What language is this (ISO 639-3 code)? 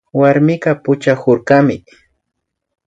qvi